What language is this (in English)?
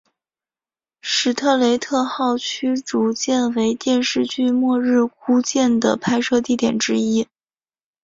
Chinese